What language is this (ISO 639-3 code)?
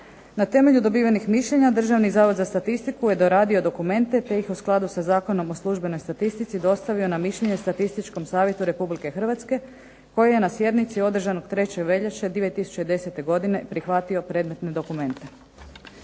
hrv